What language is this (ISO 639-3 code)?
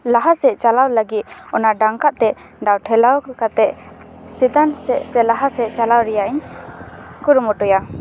sat